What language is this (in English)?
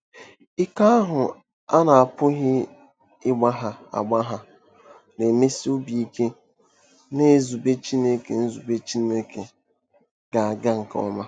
Igbo